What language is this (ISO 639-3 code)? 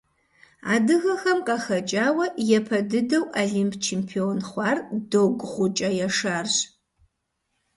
kbd